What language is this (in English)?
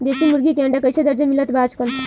Bhojpuri